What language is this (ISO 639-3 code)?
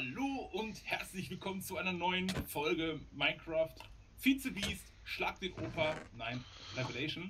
deu